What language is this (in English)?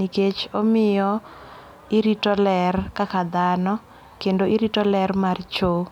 Luo (Kenya and Tanzania)